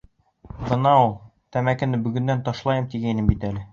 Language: Bashkir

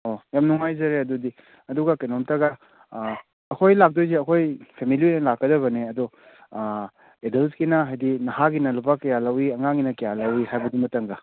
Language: Manipuri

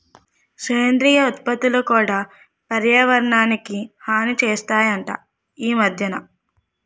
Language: Telugu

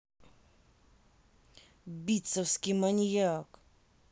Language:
Russian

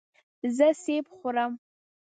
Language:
Pashto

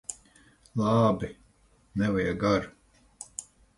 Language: Latvian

